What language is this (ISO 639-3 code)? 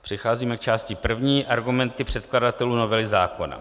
ces